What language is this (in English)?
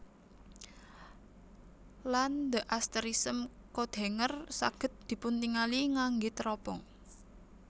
Javanese